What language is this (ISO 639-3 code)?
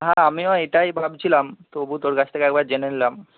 ben